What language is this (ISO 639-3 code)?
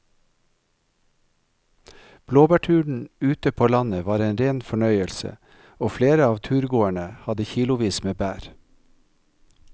nor